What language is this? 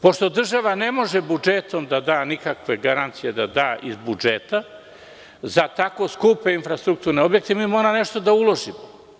Serbian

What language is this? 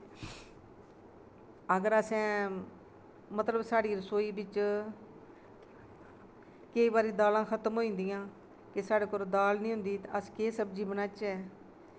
Dogri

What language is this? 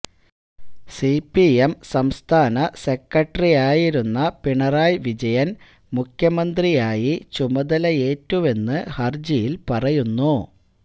Malayalam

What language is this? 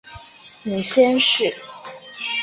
Chinese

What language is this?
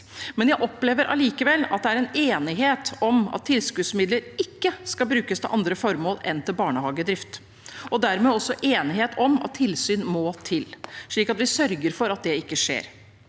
Norwegian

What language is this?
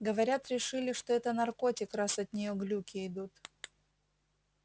Russian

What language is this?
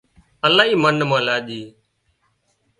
Wadiyara Koli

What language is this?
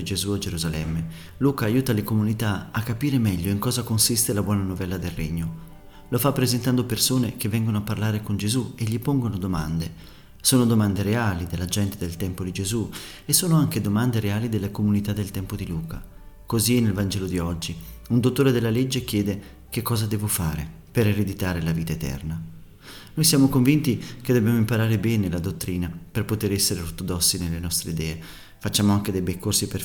Italian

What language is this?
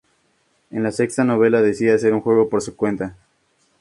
Spanish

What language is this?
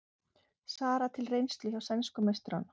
Icelandic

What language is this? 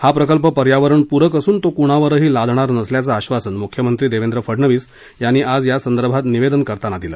Marathi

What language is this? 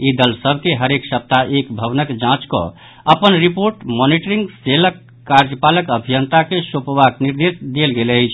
Maithili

